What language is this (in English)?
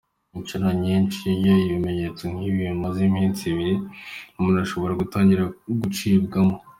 Kinyarwanda